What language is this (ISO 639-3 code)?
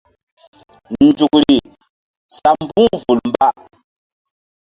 mdd